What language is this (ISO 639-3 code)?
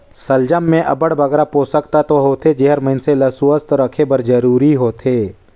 hne